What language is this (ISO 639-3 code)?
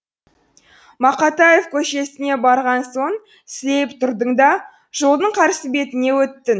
kaz